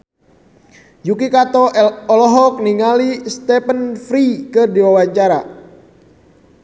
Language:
Sundanese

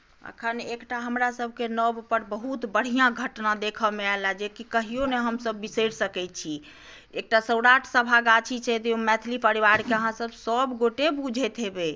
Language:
Maithili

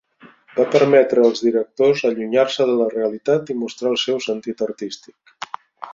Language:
Catalan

